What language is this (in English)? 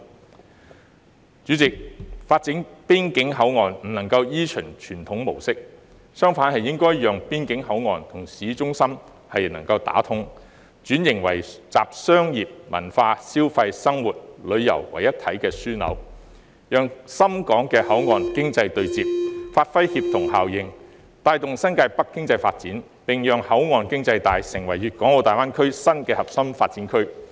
Cantonese